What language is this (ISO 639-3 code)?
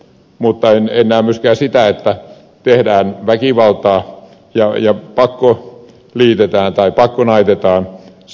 fin